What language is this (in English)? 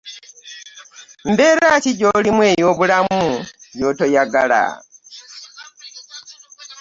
Ganda